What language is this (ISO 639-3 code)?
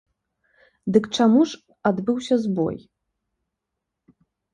bel